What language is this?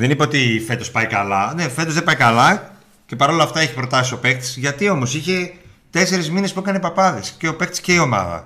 Greek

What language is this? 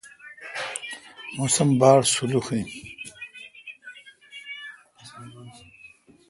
Kalkoti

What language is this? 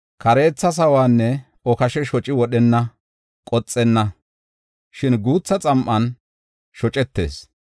Gofa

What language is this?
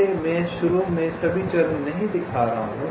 Hindi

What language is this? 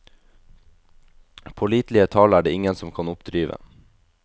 Norwegian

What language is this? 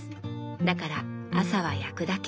Japanese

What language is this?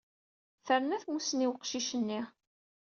Kabyle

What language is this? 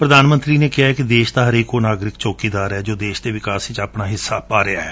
Punjabi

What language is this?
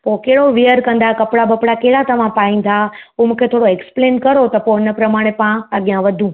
Sindhi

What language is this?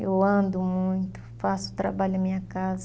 Portuguese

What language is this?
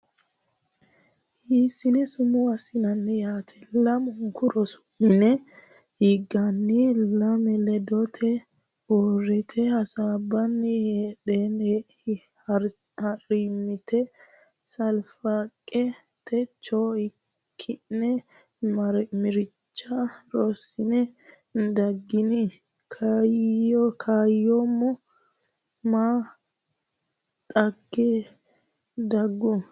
Sidamo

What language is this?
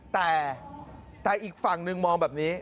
Thai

